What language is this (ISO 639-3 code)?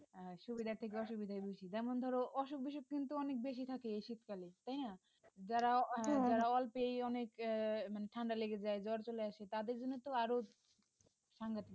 ben